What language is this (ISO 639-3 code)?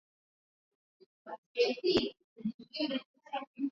swa